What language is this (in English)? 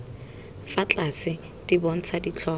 Tswana